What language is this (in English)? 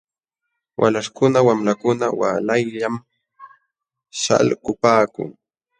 Jauja Wanca Quechua